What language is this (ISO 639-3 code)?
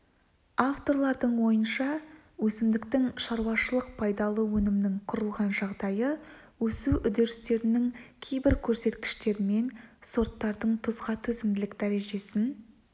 kaz